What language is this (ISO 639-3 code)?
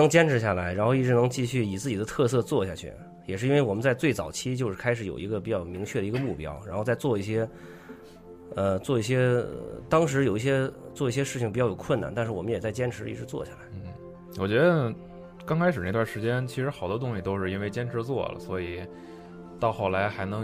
zho